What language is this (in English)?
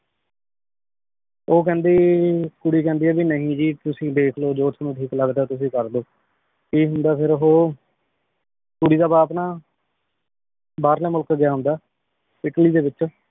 Punjabi